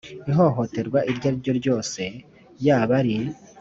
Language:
Kinyarwanda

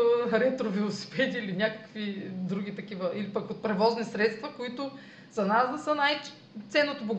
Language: Bulgarian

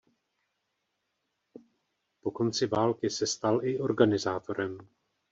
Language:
Czech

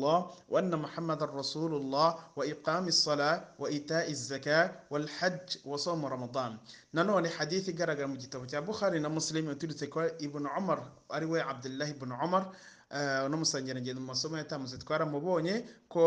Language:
Arabic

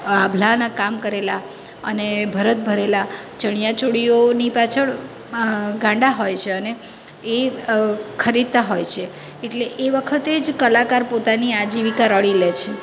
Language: Gujarati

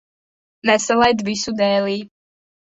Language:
Latvian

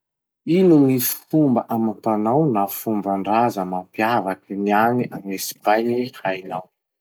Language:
Masikoro Malagasy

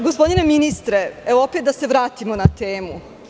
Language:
Serbian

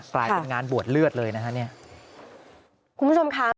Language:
Thai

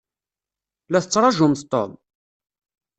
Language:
Kabyle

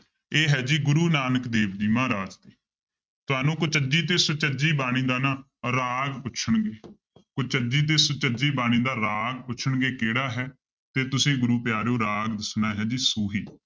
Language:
Punjabi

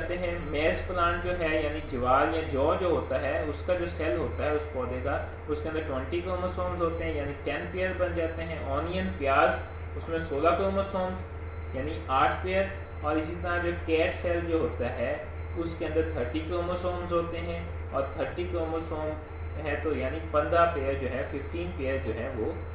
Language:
Hindi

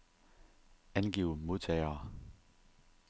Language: Danish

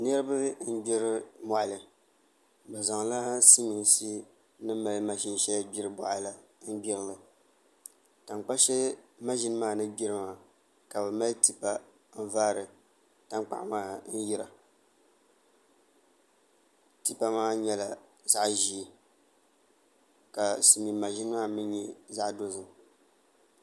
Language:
Dagbani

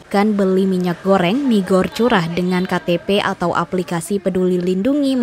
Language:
Indonesian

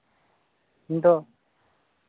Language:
Santali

